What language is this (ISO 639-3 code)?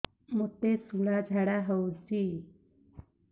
ori